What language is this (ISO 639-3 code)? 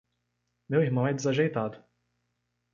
por